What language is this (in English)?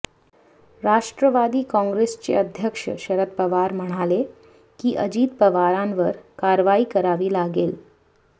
Marathi